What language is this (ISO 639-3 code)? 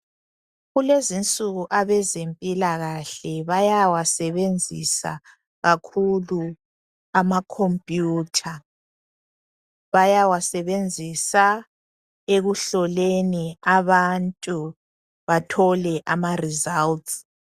nde